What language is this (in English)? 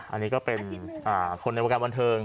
Thai